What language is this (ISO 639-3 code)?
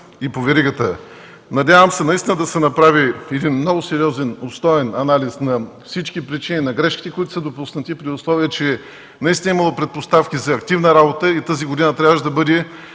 bul